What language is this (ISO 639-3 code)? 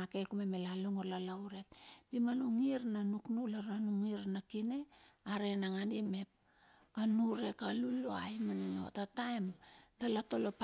bxf